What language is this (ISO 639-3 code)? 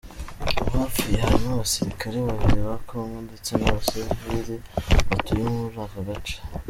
kin